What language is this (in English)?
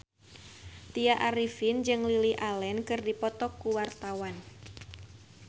Sundanese